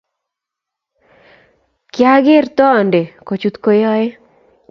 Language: Kalenjin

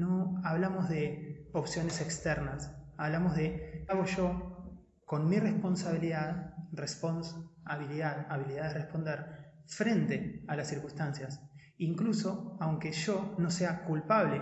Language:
Spanish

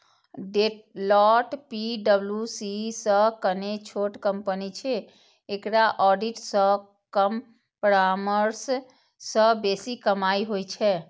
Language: Maithili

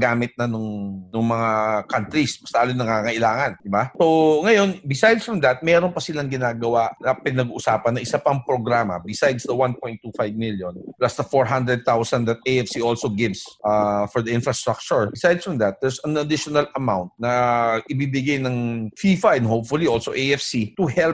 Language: Filipino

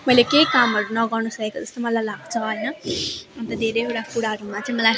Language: Nepali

